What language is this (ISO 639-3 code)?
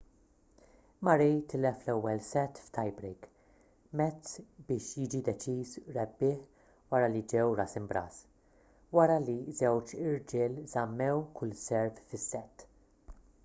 mlt